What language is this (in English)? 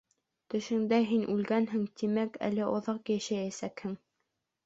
Bashkir